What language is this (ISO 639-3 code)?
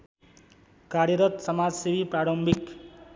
nep